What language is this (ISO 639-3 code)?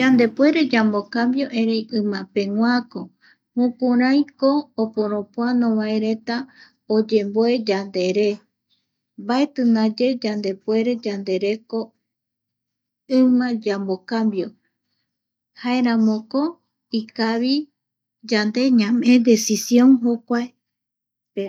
gui